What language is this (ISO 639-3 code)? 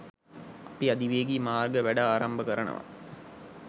sin